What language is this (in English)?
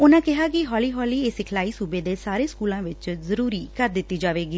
Punjabi